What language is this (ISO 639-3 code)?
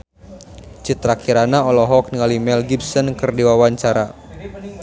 sun